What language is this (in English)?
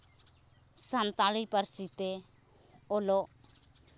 Santali